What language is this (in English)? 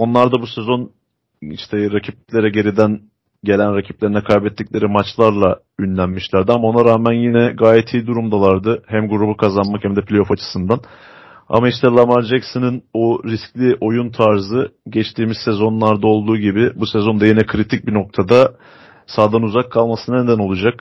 Turkish